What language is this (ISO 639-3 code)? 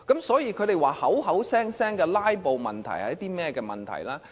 yue